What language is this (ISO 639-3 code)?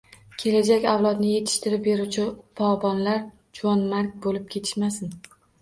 uzb